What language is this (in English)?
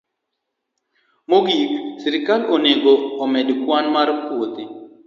Luo (Kenya and Tanzania)